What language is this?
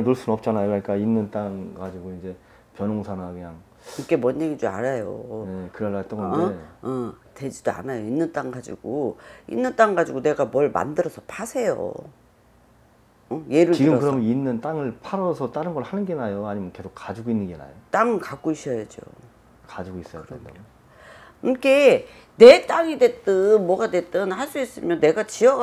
Korean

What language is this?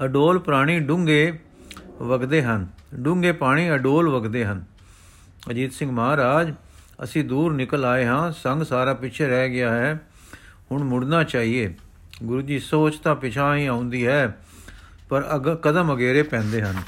Punjabi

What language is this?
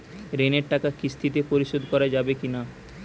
Bangla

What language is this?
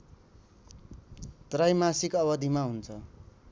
Nepali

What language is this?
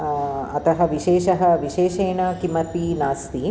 Sanskrit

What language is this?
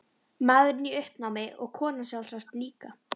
Icelandic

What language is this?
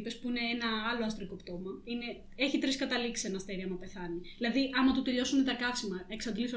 Greek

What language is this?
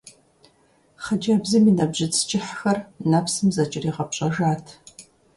Kabardian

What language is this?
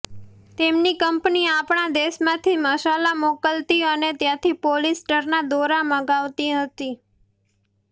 Gujarati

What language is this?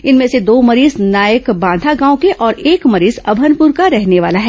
Hindi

